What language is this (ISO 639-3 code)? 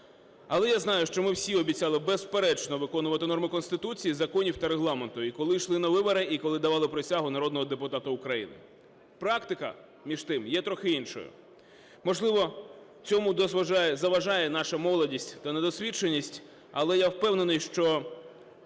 ukr